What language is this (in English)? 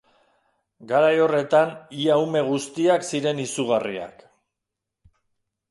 Basque